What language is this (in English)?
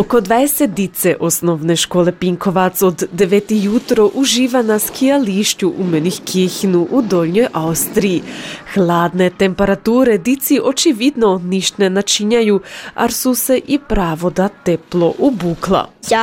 Croatian